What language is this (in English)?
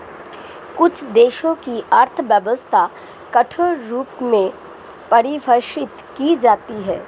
Hindi